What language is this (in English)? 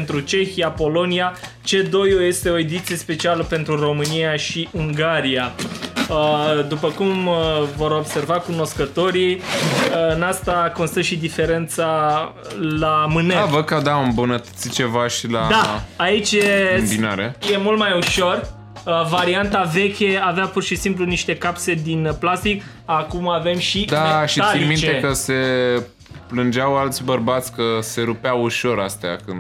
Romanian